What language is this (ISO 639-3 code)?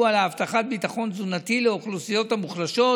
heb